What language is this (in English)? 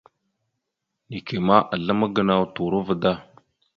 Mada (Cameroon)